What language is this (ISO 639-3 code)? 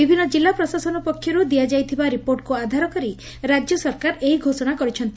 ori